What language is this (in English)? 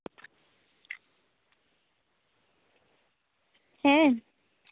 Santali